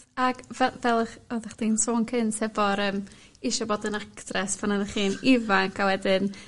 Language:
Welsh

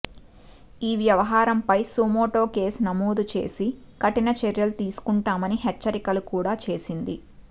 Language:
Telugu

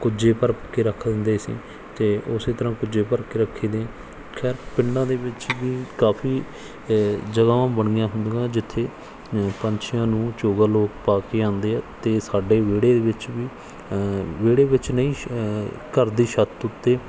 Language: Punjabi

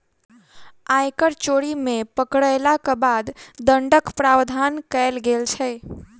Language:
Maithili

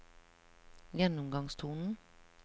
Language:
Norwegian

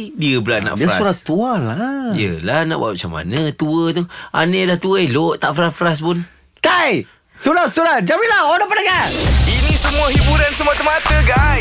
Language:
Malay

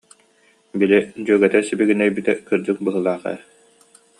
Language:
Yakut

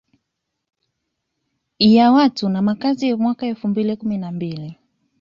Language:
Swahili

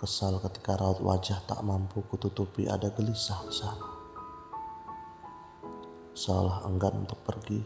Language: Indonesian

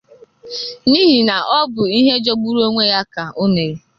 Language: Igbo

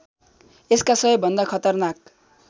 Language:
Nepali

